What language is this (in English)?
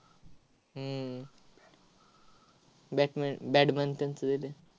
Marathi